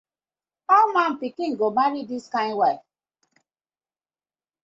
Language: Nigerian Pidgin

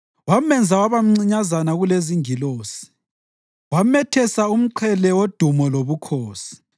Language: North Ndebele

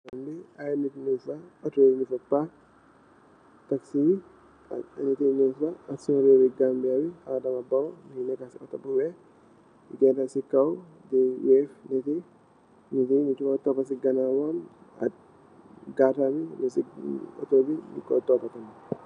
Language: Wolof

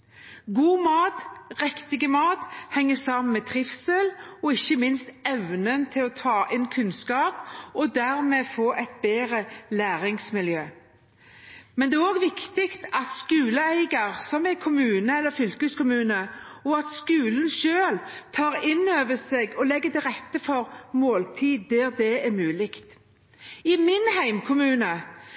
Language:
Norwegian Bokmål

